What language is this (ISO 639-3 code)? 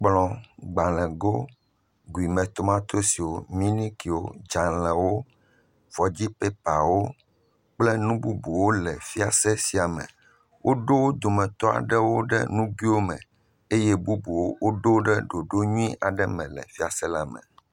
ewe